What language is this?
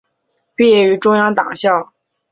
Chinese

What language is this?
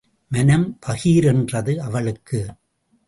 Tamil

